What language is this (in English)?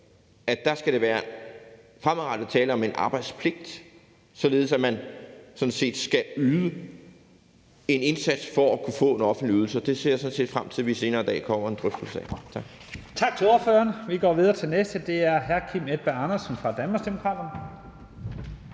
Danish